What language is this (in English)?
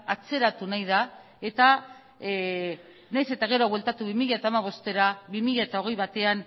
Basque